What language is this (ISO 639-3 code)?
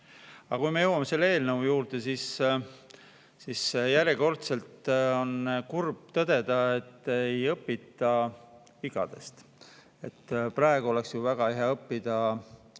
est